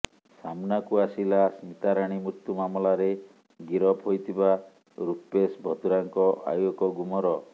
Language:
Odia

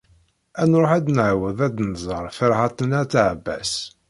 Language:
Kabyle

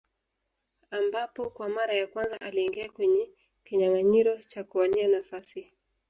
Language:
Swahili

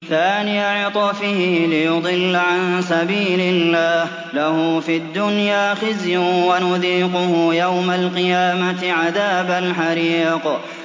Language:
Arabic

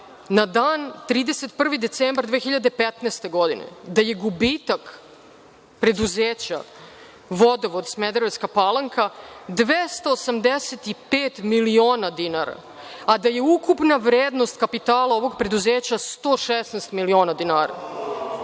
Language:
Serbian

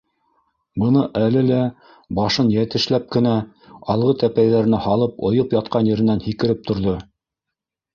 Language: Bashkir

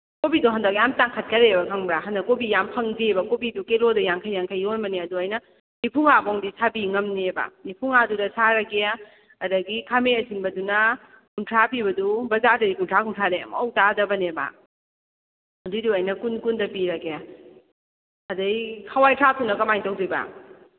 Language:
Manipuri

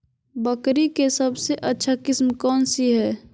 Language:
Magahi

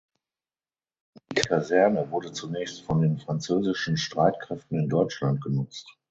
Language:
German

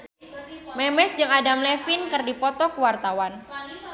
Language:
Sundanese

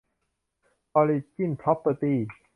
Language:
Thai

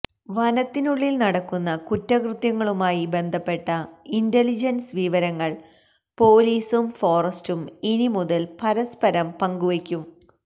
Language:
Malayalam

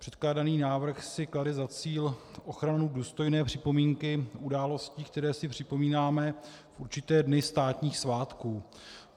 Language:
Czech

